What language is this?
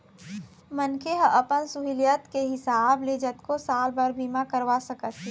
Chhattisgarhi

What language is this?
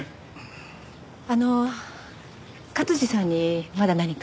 Japanese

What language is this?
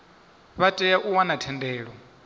Venda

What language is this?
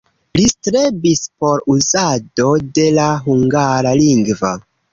Esperanto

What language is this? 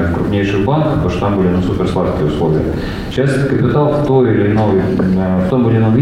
Russian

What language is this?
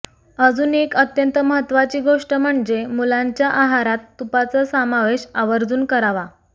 Marathi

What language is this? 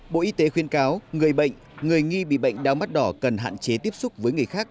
Vietnamese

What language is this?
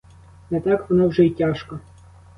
Ukrainian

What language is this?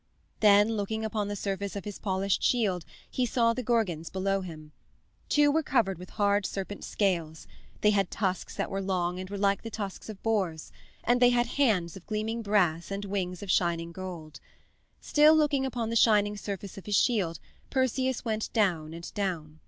English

